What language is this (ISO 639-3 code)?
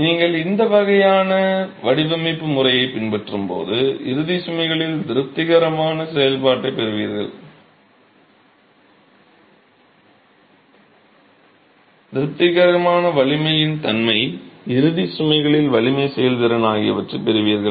tam